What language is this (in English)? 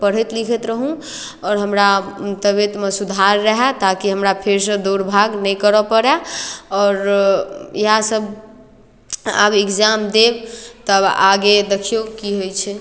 Maithili